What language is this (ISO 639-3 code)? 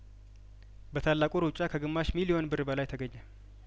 amh